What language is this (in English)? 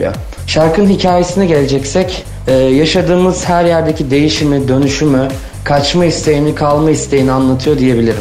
Turkish